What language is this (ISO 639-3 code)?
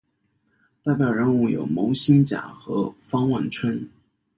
zho